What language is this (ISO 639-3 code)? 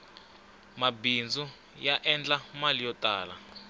tso